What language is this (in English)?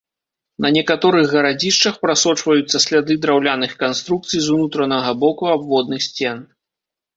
Belarusian